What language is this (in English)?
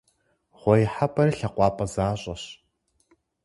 Kabardian